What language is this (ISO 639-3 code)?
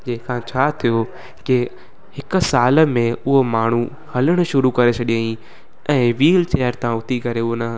snd